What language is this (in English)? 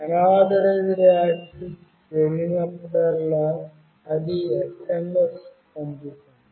Telugu